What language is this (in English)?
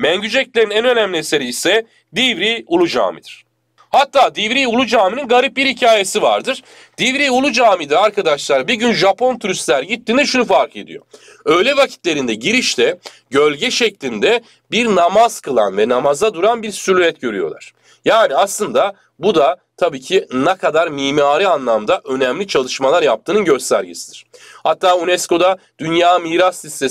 Turkish